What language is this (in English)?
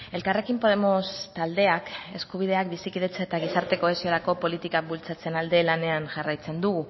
Basque